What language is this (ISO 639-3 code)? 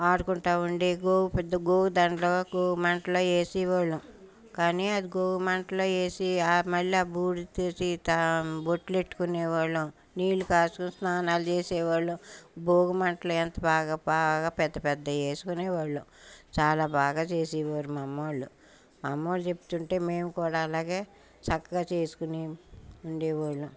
tel